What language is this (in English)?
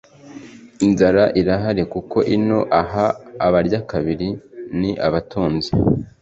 Kinyarwanda